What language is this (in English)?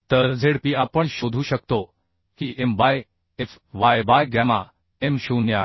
Marathi